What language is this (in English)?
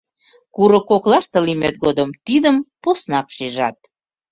Mari